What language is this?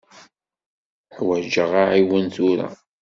Kabyle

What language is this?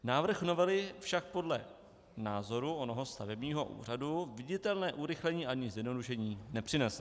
Czech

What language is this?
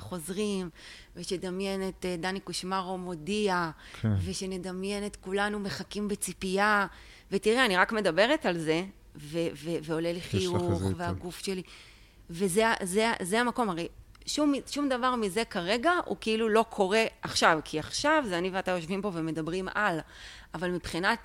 Hebrew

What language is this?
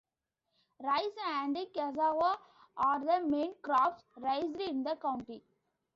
English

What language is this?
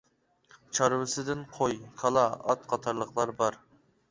Uyghur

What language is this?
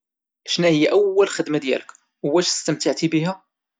Moroccan Arabic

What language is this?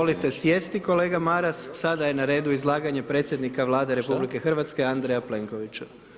Croatian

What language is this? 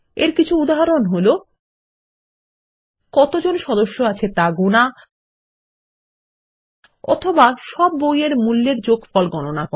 Bangla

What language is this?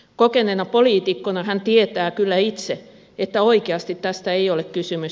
Finnish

